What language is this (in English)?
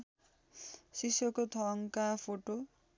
Nepali